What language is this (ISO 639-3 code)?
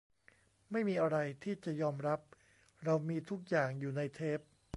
tha